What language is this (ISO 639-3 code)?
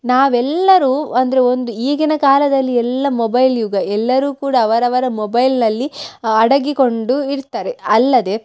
kan